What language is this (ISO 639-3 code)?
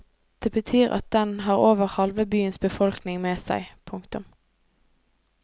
nor